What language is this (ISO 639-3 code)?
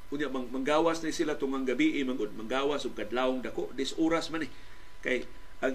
fil